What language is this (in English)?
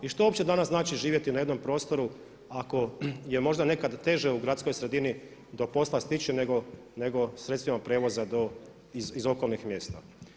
Croatian